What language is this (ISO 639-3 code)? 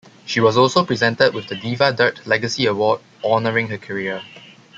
eng